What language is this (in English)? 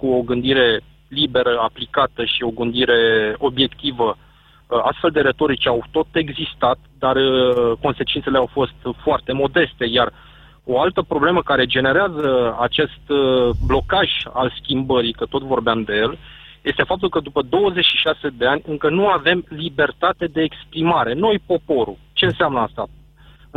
Romanian